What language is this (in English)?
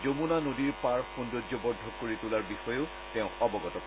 Assamese